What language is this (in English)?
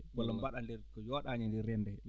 Fula